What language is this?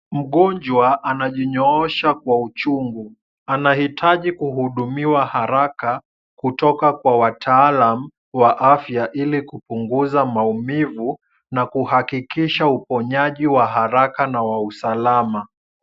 Swahili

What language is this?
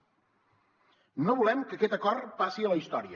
Catalan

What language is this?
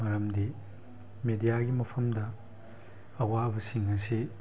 Manipuri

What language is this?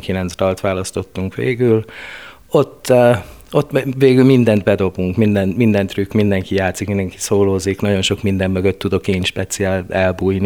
Hungarian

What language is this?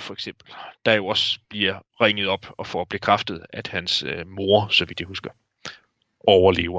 Danish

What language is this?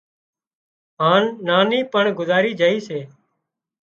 Wadiyara Koli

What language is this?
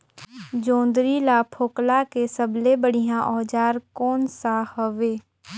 Chhattisgarhi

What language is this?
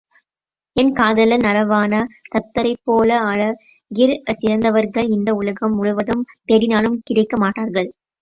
Tamil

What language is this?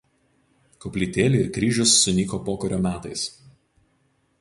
Lithuanian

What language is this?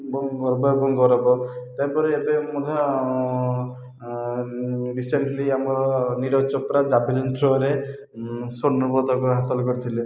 Odia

